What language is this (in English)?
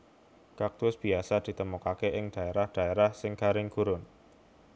Javanese